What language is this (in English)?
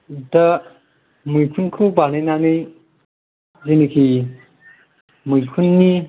Bodo